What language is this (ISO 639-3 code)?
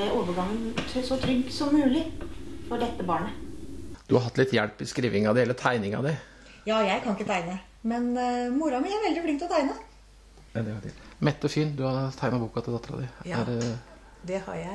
nor